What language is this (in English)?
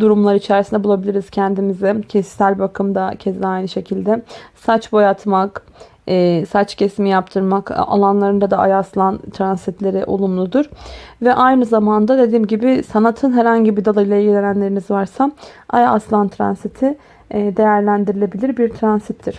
Turkish